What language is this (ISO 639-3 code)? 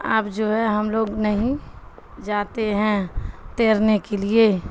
urd